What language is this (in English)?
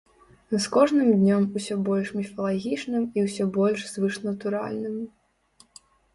Belarusian